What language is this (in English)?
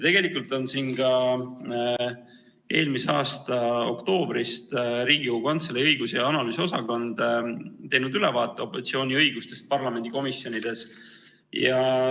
Estonian